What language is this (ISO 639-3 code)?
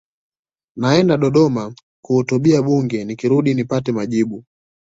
swa